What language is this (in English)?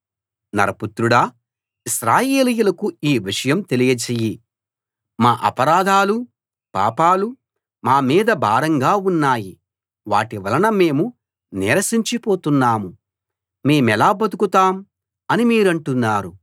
Telugu